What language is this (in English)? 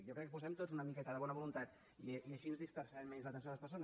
Catalan